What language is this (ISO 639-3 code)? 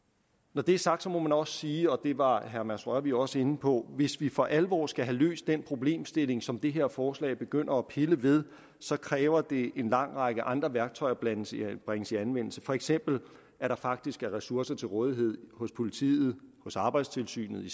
dan